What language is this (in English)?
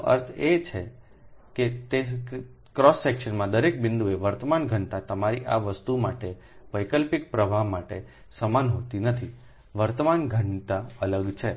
Gujarati